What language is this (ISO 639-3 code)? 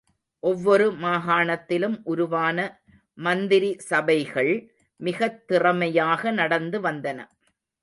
tam